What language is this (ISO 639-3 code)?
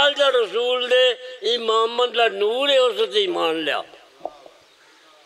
ron